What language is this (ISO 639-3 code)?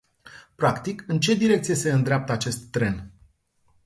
ron